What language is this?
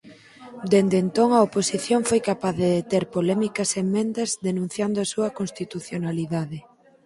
Galician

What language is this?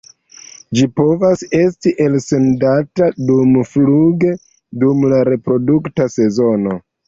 Esperanto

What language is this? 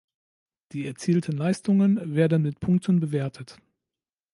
German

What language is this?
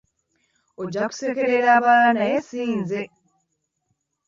Ganda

